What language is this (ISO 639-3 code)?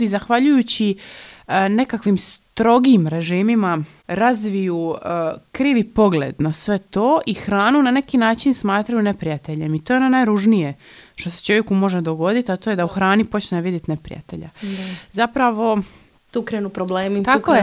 hrv